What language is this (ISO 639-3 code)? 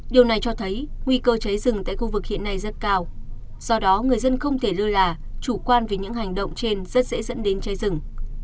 vie